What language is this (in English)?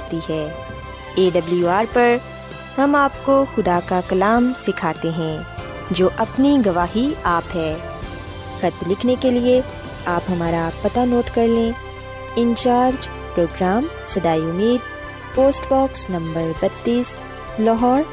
Urdu